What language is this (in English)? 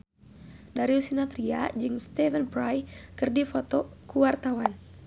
Sundanese